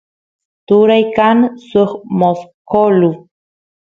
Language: Santiago del Estero Quichua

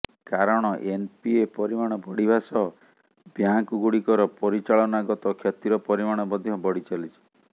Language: Odia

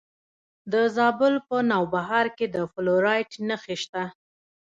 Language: Pashto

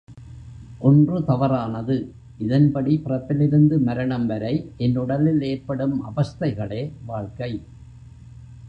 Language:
Tamil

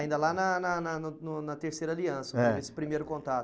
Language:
Portuguese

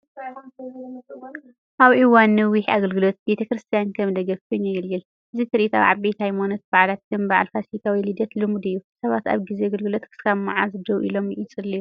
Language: Tigrinya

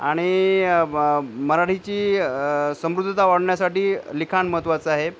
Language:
Marathi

